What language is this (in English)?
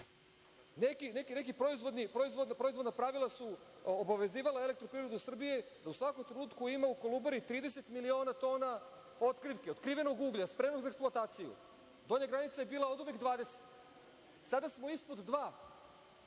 Serbian